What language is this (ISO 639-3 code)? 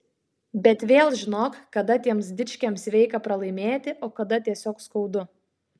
lit